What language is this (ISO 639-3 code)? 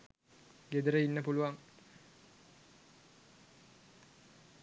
sin